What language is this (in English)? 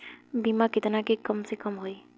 Bhojpuri